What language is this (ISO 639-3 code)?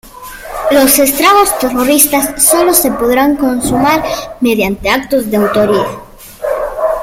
spa